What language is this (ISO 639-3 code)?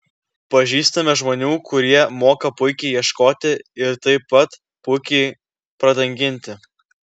lit